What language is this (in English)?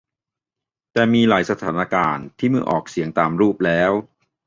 Thai